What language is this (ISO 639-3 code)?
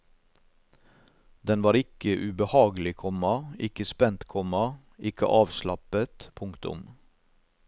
nor